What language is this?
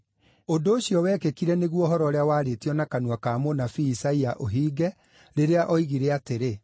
Kikuyu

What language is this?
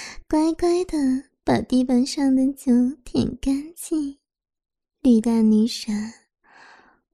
Chinese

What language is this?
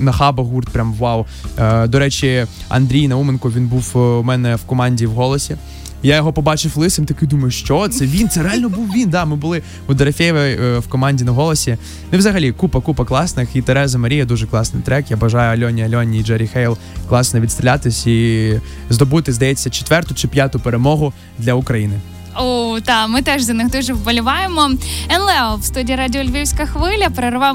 Ukrainian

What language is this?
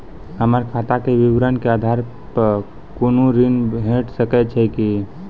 Maithili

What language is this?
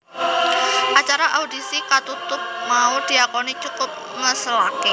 Javanese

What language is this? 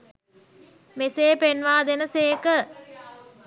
Sinhala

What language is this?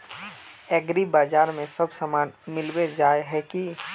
Magahi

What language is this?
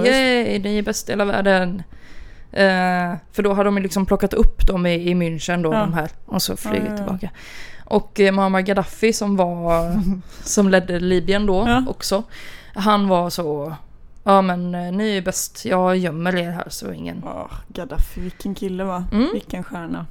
Swedish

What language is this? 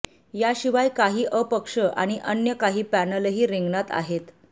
Marathi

